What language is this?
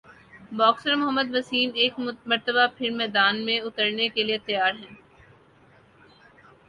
Urdu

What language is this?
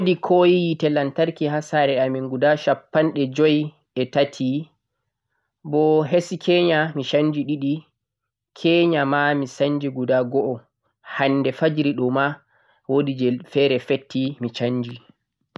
Central-Eastern Niger Fulfulde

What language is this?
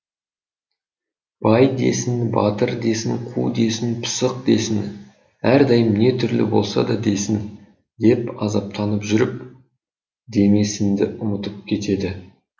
Kazakh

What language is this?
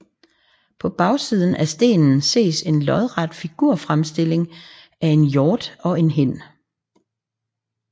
Danish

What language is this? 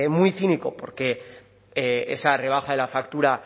Spanish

